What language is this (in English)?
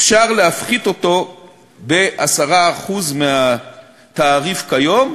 Hebrew